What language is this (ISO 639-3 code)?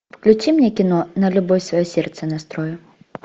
rus